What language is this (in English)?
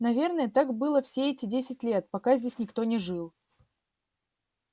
Russian